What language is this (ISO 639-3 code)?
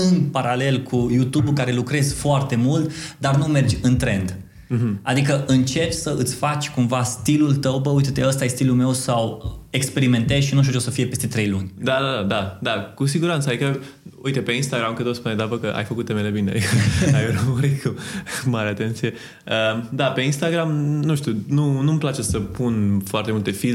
ron